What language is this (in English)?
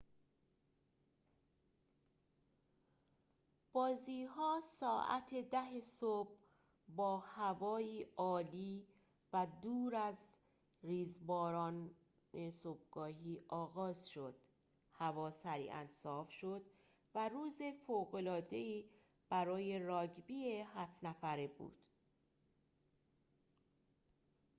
Persian